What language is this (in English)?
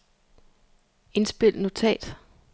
Danish